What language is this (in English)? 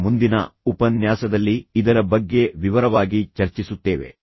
Kannada